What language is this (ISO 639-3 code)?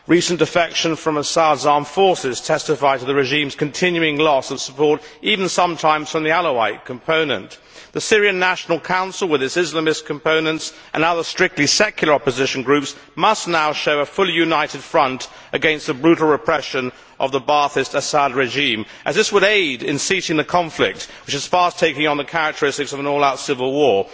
eng